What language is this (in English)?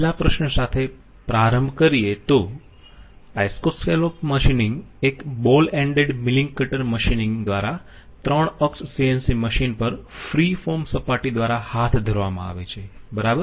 Gujarati